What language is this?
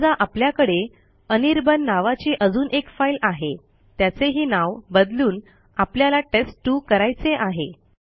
Marathi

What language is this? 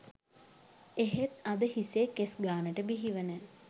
Sinhala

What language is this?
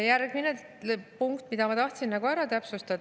Estonian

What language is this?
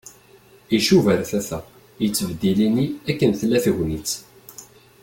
Kabyle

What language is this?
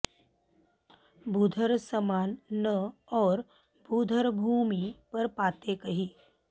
Sanskrit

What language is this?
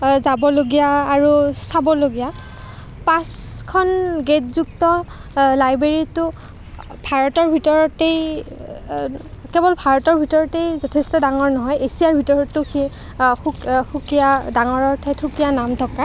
Assamese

